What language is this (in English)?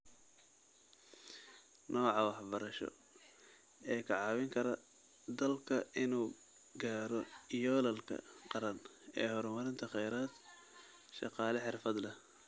Somali